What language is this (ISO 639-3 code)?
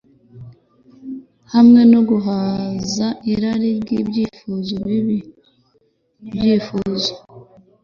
kin